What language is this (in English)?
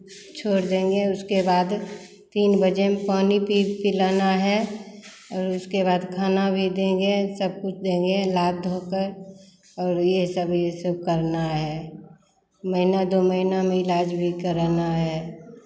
Hindi